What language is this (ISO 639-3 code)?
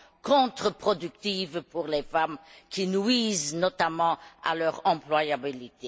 fra